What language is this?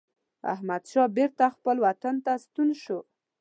Pashto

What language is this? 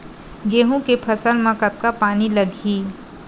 Chhattisgarhi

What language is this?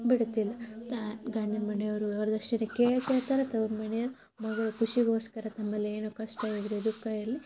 Kannada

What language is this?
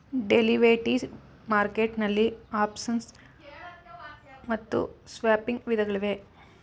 Kannada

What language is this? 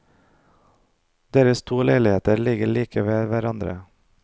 Norwegian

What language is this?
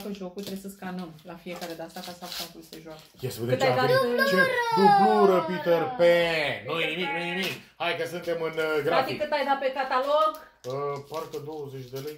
Romanian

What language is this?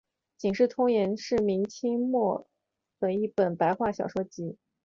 Chinese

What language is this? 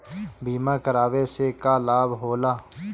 Bhojpuri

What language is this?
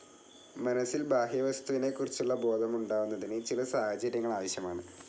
Malayalam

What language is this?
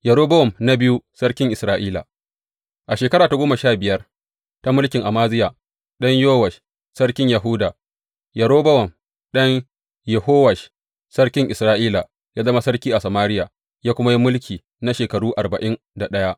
Hausa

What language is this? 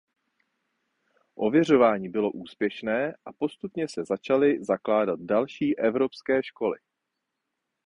Czech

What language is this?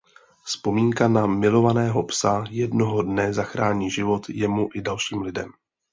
Czech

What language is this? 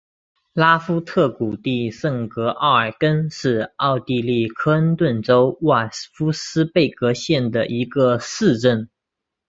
Chinese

